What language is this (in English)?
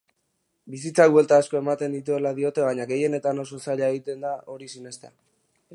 Basque